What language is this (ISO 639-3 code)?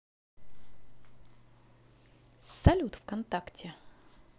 rus